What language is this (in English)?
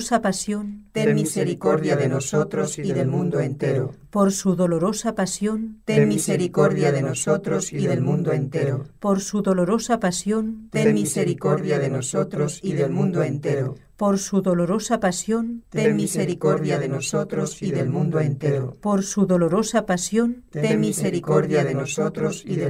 Spanish